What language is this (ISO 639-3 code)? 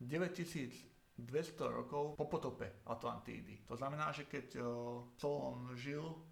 slk